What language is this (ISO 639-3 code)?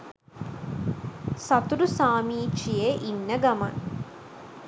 sin